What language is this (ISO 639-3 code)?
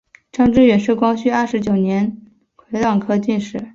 zho